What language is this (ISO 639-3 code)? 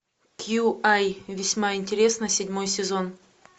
rus